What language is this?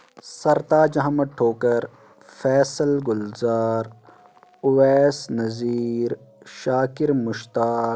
Kashmiri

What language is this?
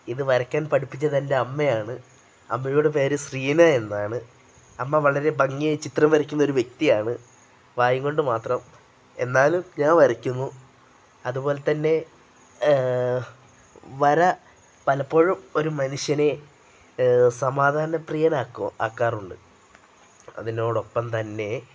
Malayalam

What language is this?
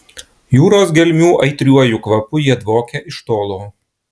Lithuanian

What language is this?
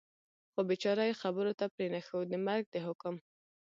Pashto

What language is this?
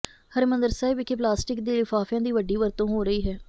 Punjabi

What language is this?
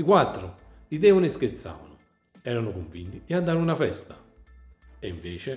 Italian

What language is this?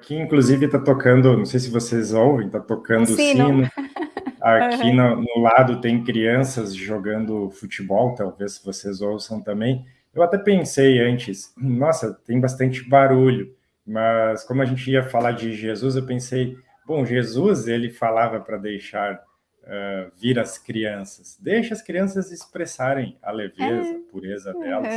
Portuguese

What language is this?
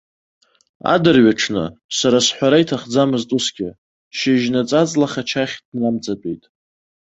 Abkhazian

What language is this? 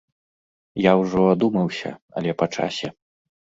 Belarusian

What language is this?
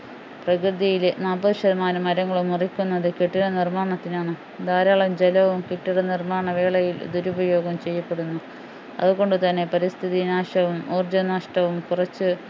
Malayalam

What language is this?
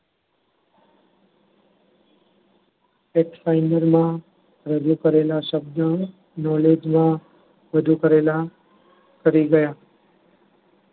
Gujarati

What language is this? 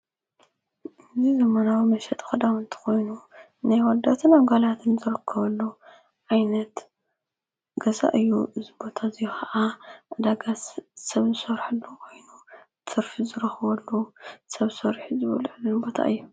Tigrinya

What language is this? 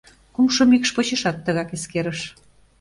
Mari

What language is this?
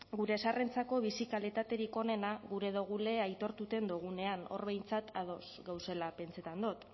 Basque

